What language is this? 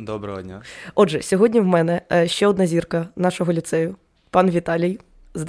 Ukrainian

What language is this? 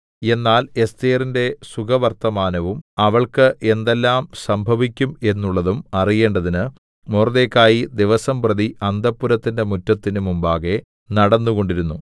Malayalam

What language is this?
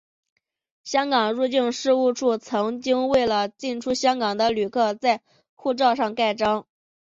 Chinese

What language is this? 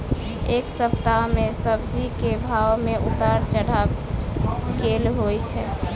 Maithili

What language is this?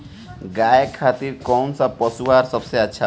Bhojpuri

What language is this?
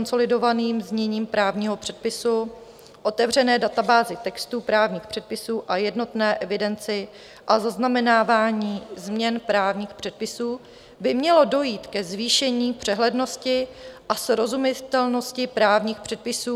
Czech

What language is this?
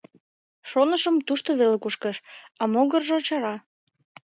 Mari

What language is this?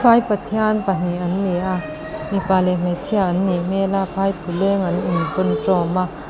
Mizo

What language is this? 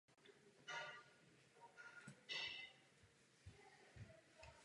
Czech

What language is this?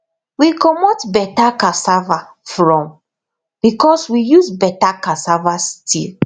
Nigerian Pidgin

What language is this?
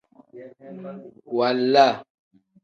Tem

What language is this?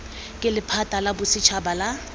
Tswana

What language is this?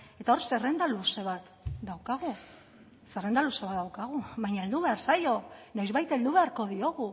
Basque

